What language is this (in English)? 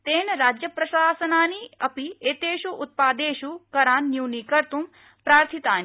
Sanskrit